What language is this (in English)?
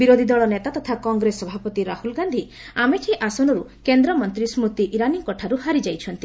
Odia